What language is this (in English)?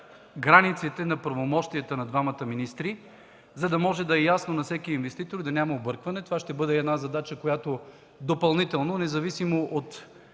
Bulgarian